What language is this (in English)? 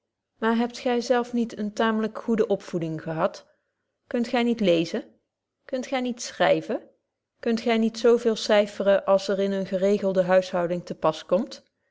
Dutch